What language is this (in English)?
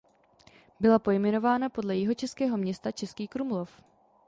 Czech